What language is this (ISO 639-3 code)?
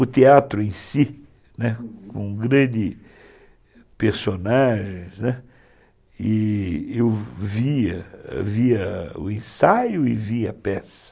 por